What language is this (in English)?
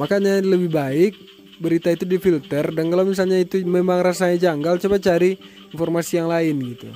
Indonesian